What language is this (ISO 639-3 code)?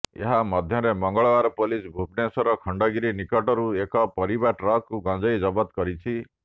ori